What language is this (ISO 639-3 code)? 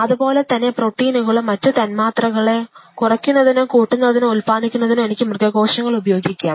mal